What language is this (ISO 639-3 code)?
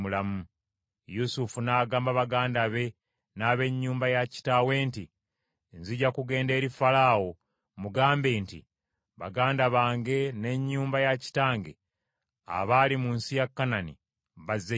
lug